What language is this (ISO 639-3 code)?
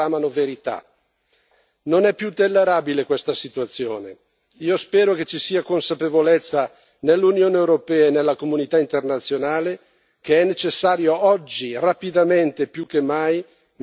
ita